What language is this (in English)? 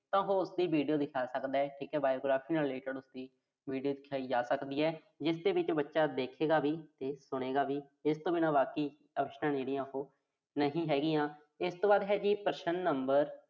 Punjabi